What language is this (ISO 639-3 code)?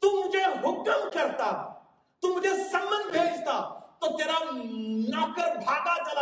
urd